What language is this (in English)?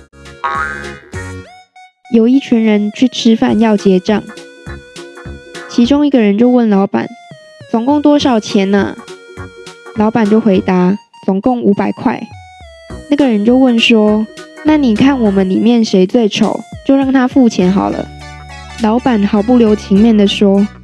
Chinese